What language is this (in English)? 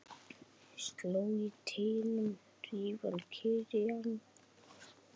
Icelandic